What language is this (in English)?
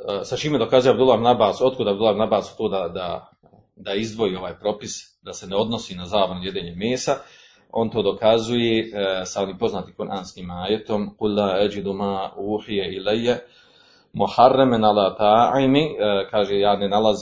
Croatian